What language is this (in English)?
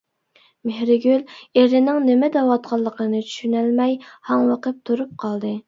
Uyghur